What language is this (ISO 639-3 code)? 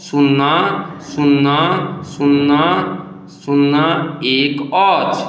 mai